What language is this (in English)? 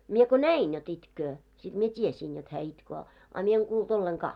Finnish